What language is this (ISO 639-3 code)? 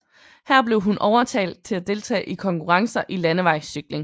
dan